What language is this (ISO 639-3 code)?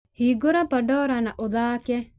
kik